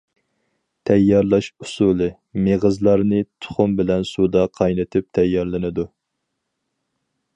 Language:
Uyghur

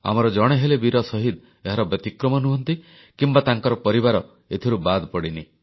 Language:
Odia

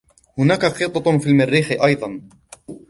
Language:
Arabic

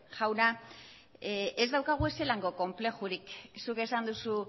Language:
Basque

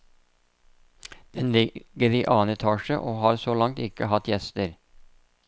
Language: Norwegian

